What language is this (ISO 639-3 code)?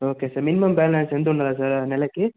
tel